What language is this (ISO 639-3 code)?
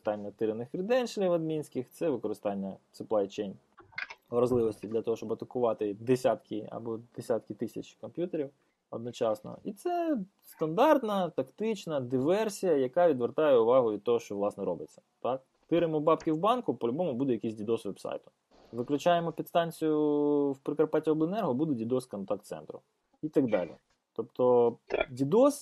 ukr